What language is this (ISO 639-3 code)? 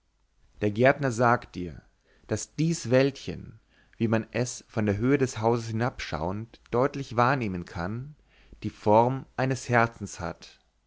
deu